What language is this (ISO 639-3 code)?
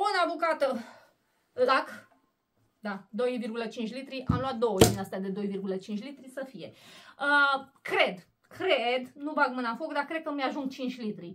ron